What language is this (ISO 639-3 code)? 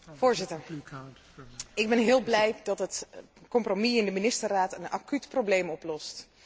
nld